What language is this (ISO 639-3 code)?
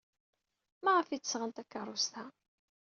kab